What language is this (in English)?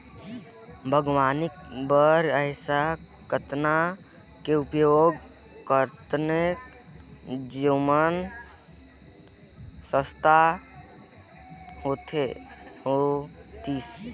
Chhattisgarhi